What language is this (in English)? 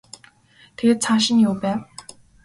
Mongolian